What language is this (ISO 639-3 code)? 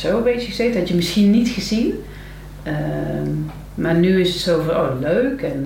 nld